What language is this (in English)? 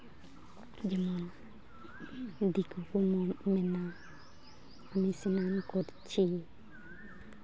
Santali